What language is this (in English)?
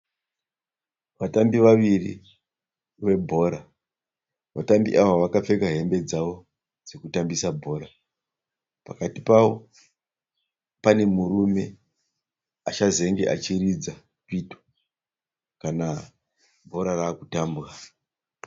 Shona